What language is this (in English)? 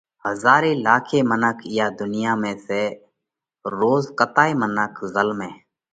Parkari Koli